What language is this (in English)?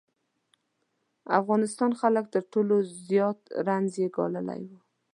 Pashto